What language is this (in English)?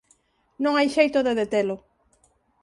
Galician